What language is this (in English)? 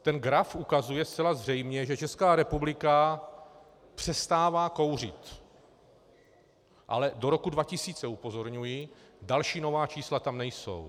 Czech